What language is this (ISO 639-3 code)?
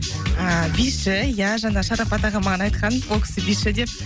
kaz